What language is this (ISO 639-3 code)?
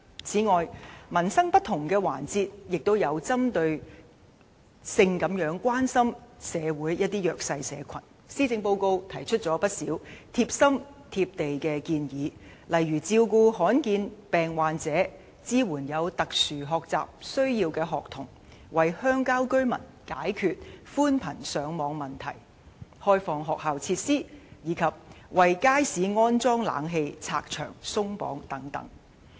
yue